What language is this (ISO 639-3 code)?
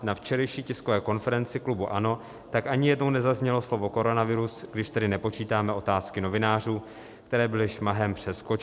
ces